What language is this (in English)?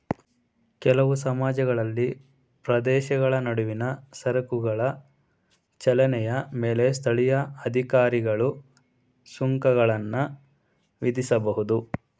Kannada